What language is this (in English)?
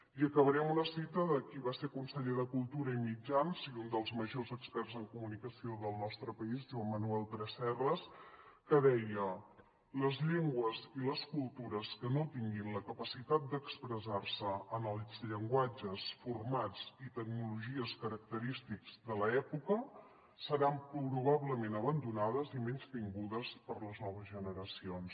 Catalan